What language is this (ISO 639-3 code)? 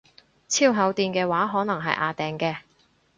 yue